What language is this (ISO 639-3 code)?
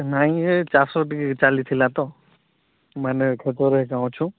ori